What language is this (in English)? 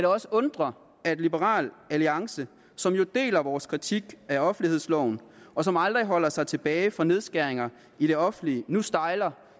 Danish